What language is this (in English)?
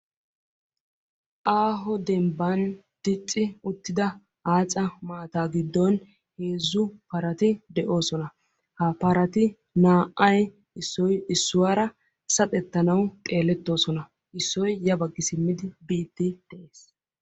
Wolaytta